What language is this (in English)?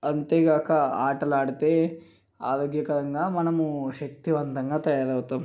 Telugu